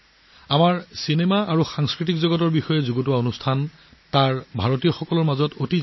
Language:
Assamese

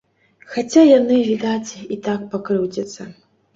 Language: Belarusian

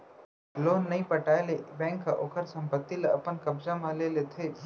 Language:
Chhattisgarhi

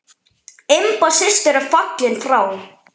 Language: Icelandic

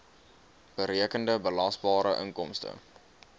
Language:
Afrikaans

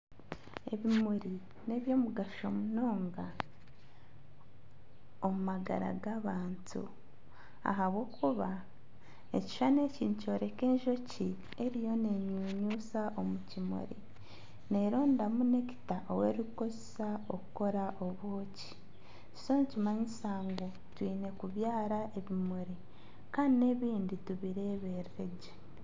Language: Nyankole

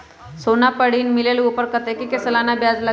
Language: Magahi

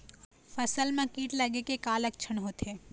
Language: Chhattisgarhi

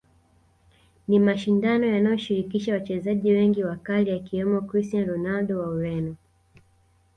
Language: Swahili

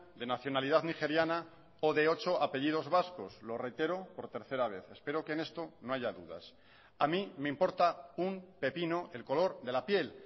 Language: Spanish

